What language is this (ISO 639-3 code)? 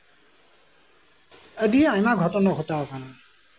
sat